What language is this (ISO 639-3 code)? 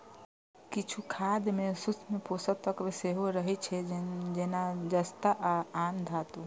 mai